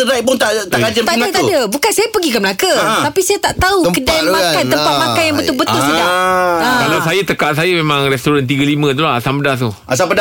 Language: Malay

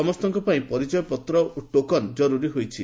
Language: Odia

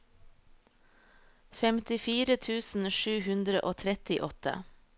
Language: Norwegian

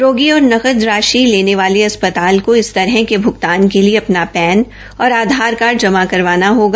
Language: Hindi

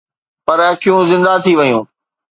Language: Sindhi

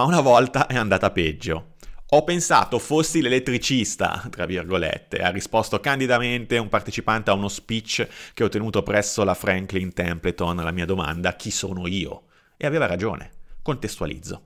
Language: Italian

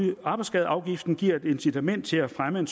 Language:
Danish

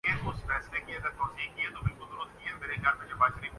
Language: Urdu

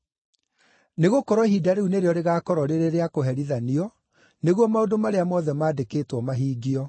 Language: Kikuyu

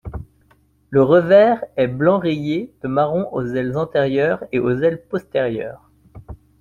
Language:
French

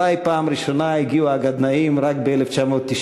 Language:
Hebrew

